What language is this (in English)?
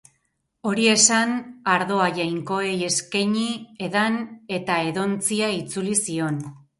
Basque